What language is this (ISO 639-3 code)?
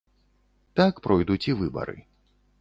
bel